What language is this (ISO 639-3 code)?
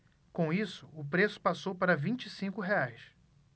por